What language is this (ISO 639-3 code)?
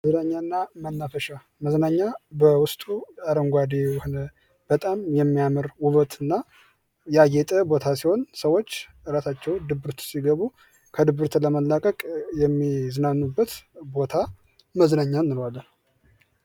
amh